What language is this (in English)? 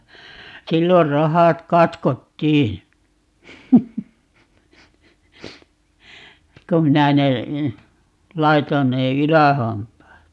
Finnish